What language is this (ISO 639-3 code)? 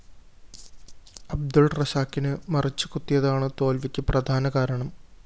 mal